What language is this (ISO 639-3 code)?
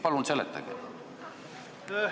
est